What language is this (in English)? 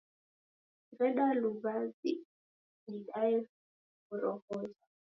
Taita